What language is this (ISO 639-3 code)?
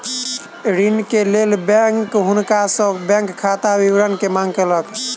mai